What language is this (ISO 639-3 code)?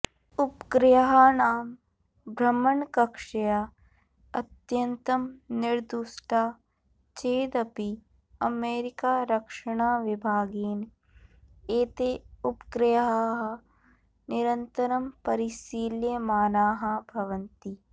san